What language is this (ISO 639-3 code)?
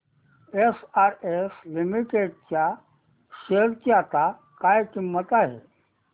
mar